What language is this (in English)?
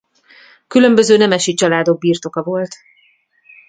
Hungarian